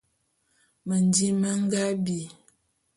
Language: Bulu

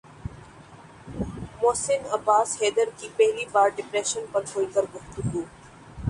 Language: Urdu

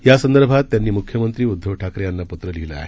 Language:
Marathi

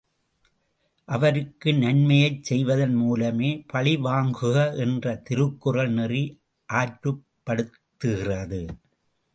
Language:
Tamil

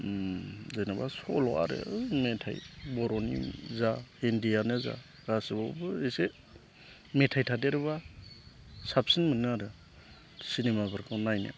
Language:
Bodo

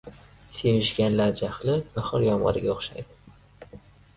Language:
Uzbek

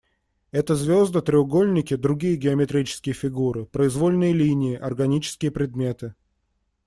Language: Russian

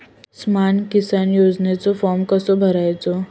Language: Marathi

